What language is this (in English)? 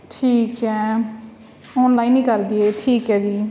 Punjabi